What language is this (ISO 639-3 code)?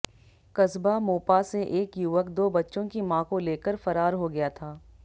hin